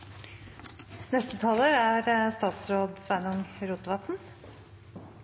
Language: Norwegian Nynorsk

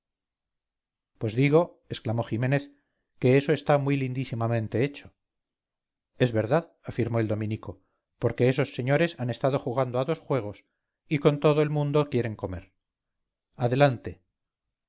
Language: Spanish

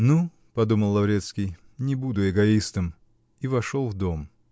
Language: Russian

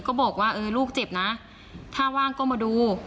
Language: Thai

